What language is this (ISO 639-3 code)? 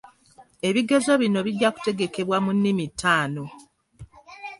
lug